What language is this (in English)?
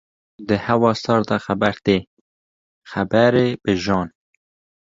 Kurdish